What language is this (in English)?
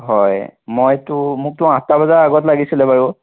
Assamese